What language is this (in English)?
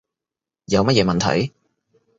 Cantonese